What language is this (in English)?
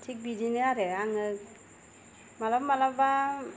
Bodo